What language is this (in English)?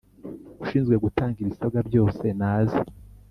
Kinyarwanda